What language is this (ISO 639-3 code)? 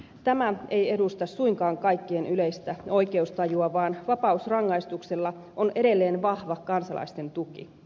fin